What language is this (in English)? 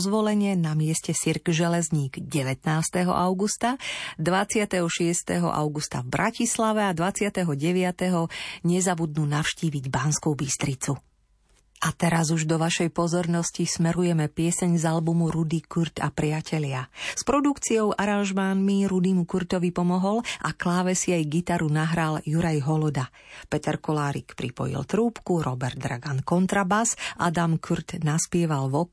Slovak